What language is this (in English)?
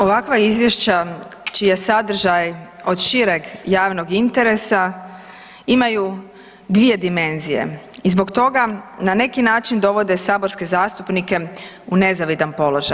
Croatian